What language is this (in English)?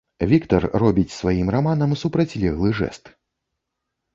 Belarusian